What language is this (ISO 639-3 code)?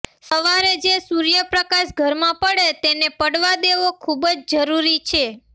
guj